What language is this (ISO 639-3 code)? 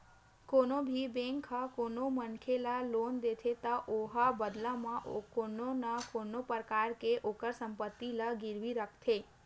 hne